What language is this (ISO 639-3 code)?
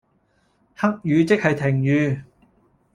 yue